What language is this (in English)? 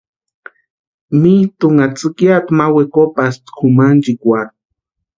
Western Highland Purepecha